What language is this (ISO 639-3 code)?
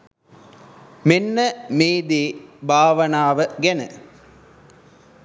sin